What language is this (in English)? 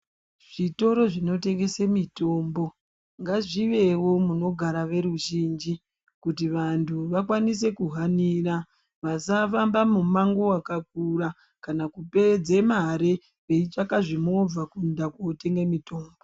Ndau